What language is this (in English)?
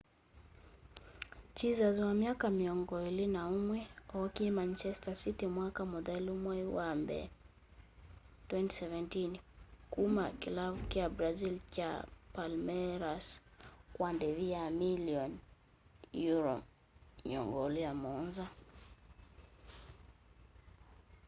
Kamba